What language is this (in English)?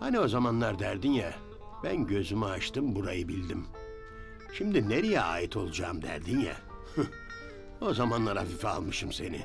Turkish